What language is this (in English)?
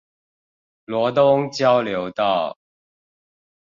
Chinese